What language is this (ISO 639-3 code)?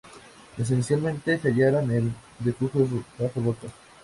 spa